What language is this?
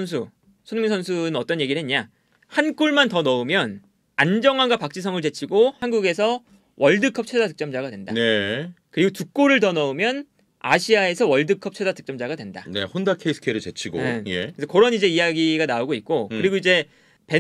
Korean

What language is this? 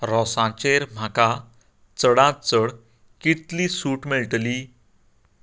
Konkani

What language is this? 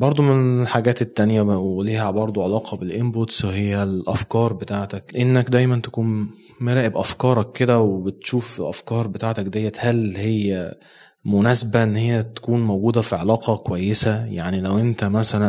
Arabic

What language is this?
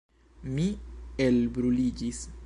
Esperanto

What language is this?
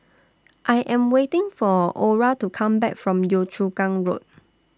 English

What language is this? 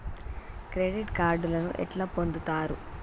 Telugu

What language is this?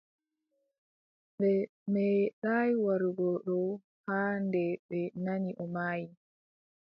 Adamawa Fulfulde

